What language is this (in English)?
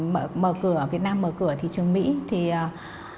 Vietnamese